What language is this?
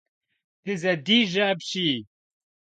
Kabardian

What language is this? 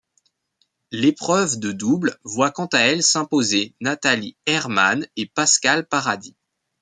French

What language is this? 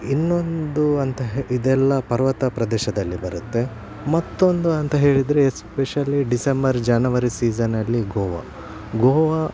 Kannada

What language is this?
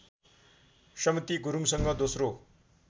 Nepali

